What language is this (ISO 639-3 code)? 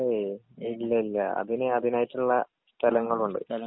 mal